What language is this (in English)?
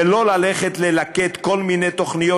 Hebrew